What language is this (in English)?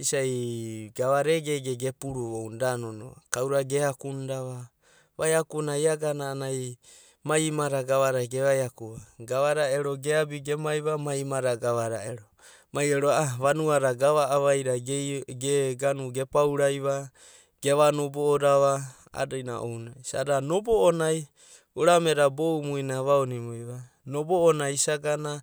Abadi